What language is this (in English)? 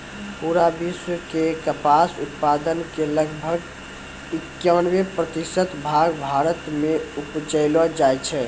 Maithili